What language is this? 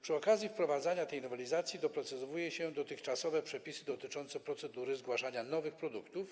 Polish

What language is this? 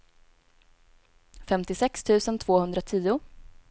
Swedish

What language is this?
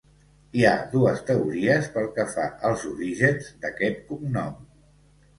Catalan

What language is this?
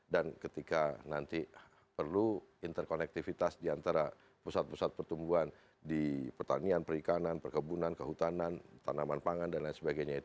Indonesian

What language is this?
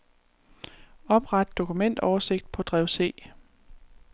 Danish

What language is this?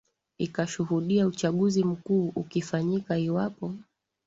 Swahili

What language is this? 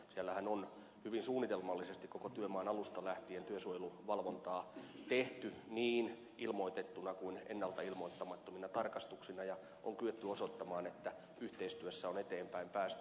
Finnish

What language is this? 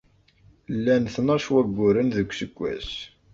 Kabyle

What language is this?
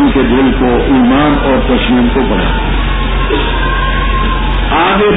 Romanian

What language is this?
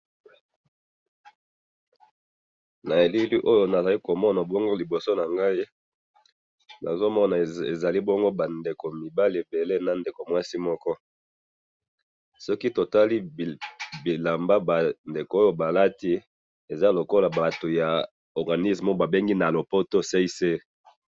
Lingala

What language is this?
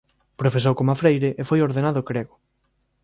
Galician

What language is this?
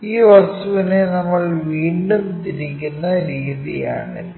Malayalam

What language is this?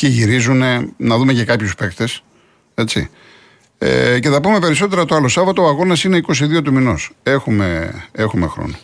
Greek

